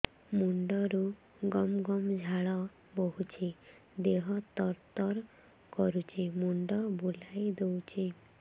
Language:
Odia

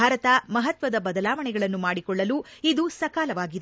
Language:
Kannada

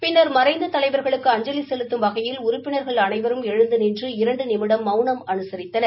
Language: Tamil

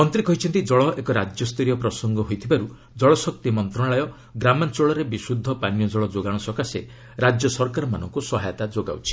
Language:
Odia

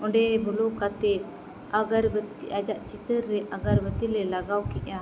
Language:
Santali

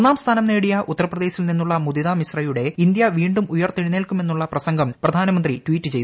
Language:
Malayalam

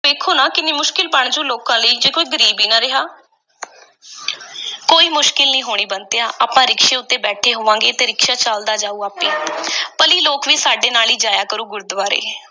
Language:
Punjabi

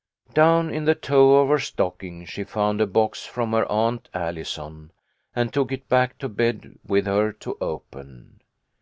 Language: English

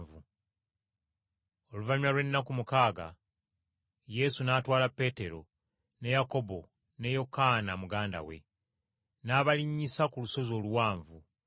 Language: Ganda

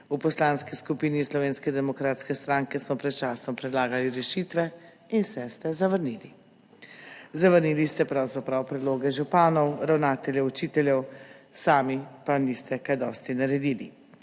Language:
Slovenian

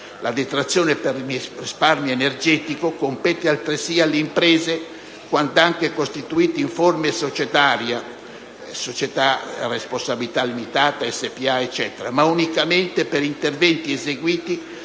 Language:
Italian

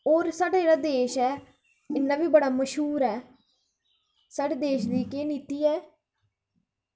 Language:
Dogri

